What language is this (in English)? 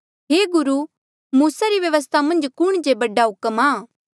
Mandeali